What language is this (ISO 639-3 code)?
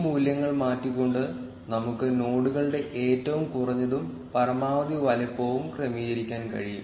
mal